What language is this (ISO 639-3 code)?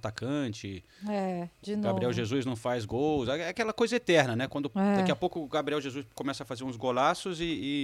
por